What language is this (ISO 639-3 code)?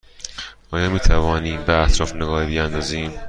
fas